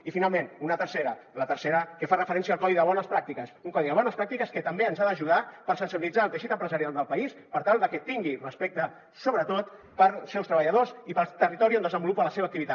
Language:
Catalan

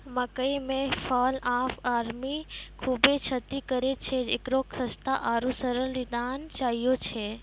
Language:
Maithili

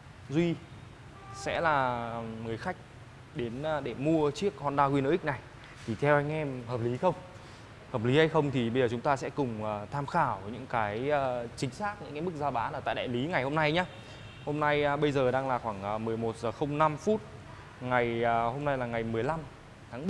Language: Vietnamese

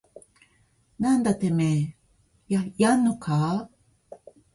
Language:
Japanese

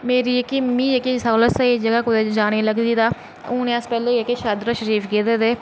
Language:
Dogri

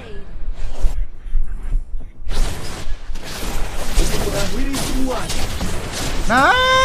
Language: Indonesian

